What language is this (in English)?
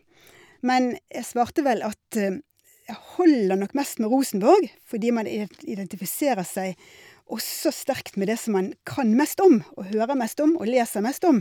Norwegian